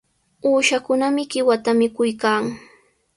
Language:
Sihuas Ancash Quechua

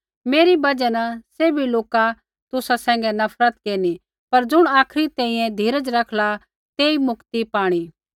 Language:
Kullu Pahari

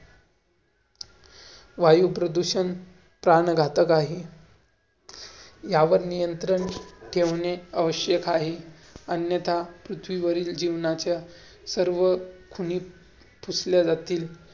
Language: Marathi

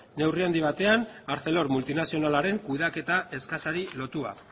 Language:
Basque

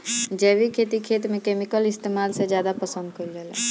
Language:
Bhojpuri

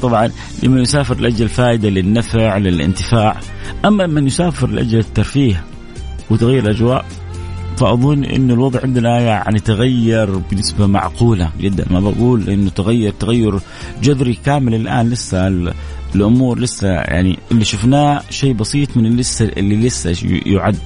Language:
Arabic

